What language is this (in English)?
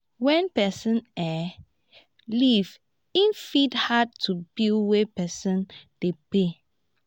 Nigerian Pidgin